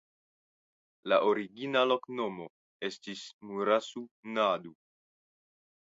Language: Esperanto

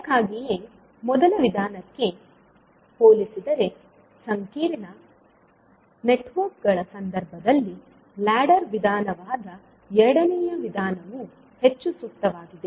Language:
Kannada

